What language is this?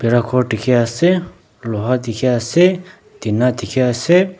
Naga Pidgin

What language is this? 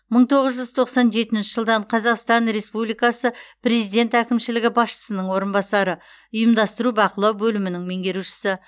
Kazakh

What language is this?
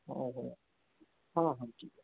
Odia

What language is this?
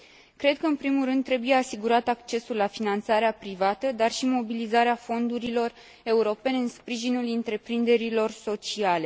Romanian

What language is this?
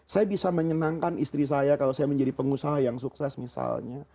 Indonesian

